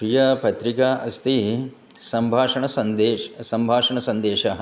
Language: Sanskrit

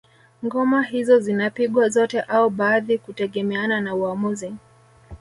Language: Swahili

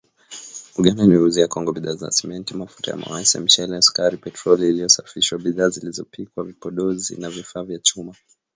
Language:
Swahili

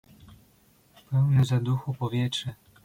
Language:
Polish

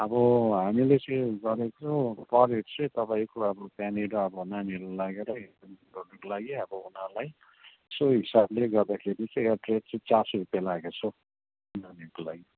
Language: Nepali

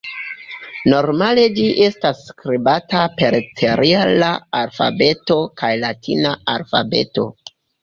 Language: Esperanto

